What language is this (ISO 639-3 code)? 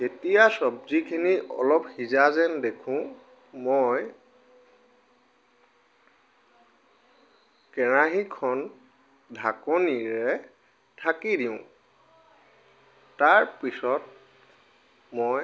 asm